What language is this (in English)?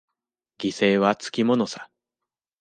Japanese